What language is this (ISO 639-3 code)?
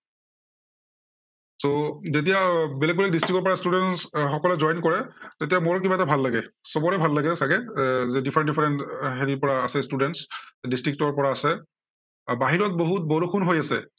asm